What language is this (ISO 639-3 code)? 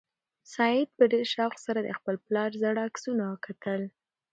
pus